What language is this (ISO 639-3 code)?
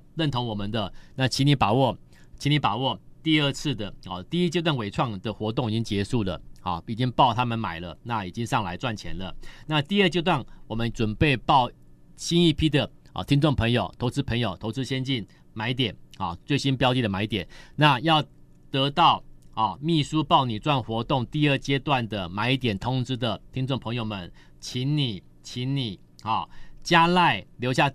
zho